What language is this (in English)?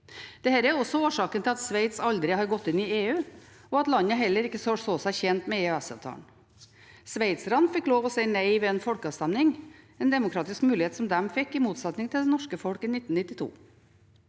Norwegian